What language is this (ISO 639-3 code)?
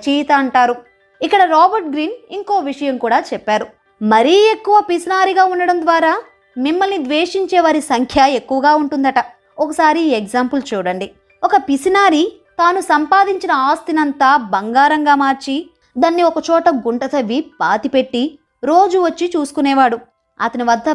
tel